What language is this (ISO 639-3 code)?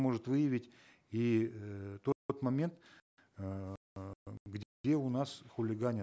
kaz